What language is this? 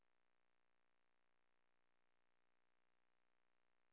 Swedish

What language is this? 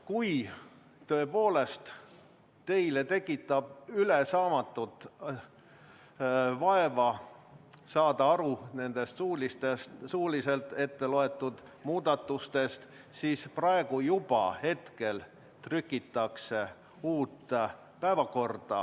Estonian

